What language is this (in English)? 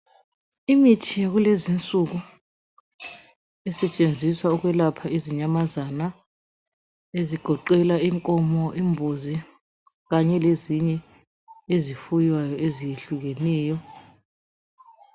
North Ndebele